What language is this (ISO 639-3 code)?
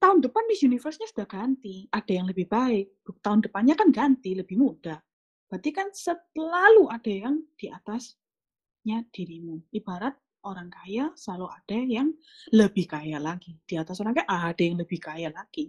ind